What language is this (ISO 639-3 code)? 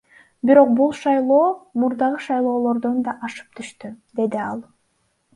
kir